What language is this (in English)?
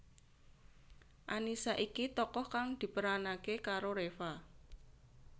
Javanese